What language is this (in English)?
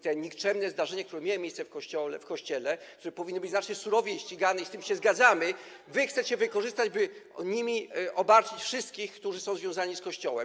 Polish